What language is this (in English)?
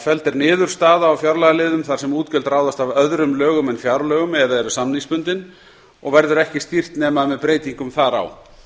Icelandic